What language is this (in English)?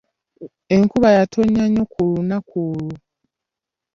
Ganda